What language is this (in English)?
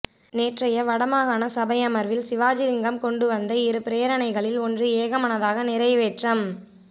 Tamil